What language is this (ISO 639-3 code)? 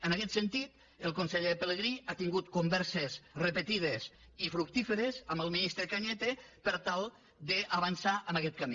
cat